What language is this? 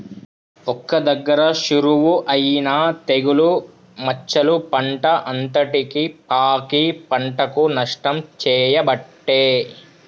Telugu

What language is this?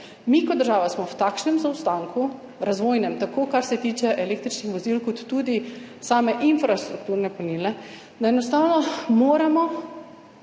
Slovenian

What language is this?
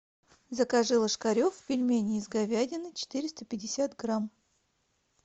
Russian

